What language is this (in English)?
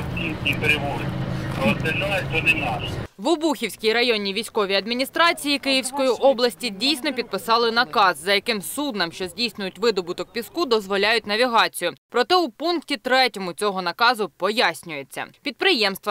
Ukrainian